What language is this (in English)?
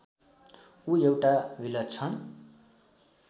Nepali